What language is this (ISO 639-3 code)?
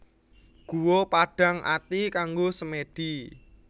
jav